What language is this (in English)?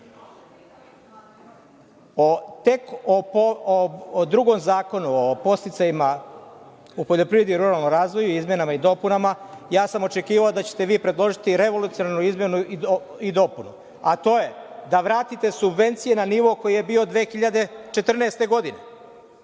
Serbian